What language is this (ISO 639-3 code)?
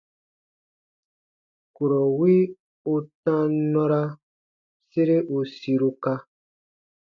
bba